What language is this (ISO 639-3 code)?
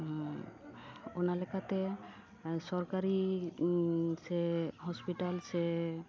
sat